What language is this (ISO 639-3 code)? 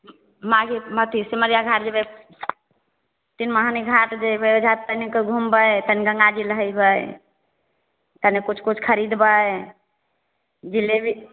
mai